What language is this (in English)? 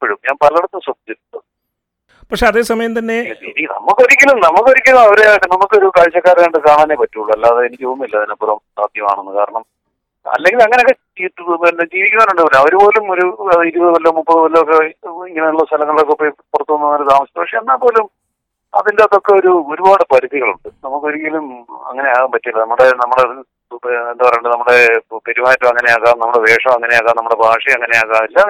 Malayalam